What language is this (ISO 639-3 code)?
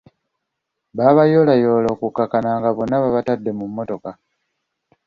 lug